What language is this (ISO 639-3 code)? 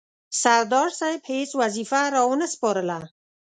pus